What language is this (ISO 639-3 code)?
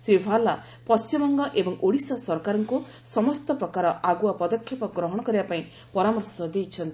ori